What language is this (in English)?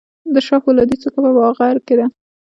Pashto